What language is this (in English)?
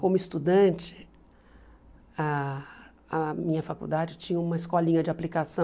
Portuguese